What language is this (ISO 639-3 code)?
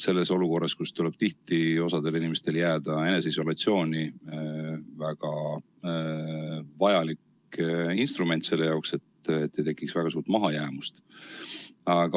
est